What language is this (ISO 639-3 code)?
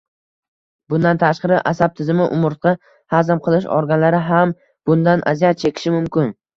uzb